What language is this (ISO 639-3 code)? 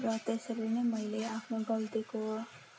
nep